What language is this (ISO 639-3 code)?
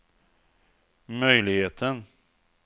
swe